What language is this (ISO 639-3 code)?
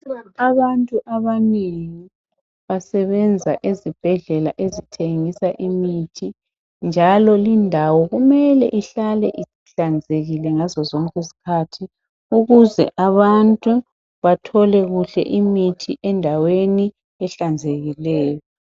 nde